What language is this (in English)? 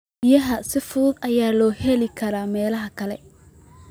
Somali